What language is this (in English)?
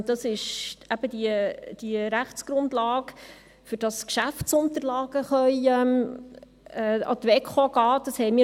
Swiss German